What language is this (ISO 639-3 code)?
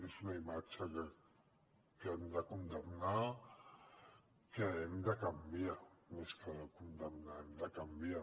cat